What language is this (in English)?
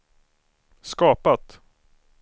Swedish